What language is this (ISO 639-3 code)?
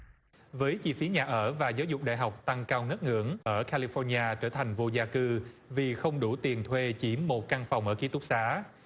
vie